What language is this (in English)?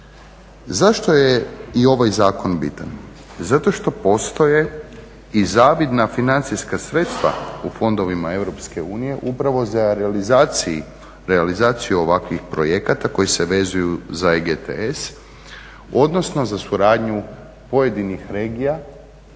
Croatian